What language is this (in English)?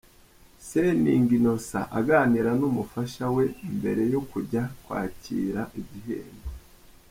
Kinyarwanda